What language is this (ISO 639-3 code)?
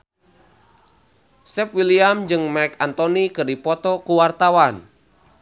sun